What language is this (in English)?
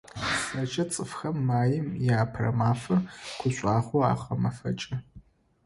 Adyghe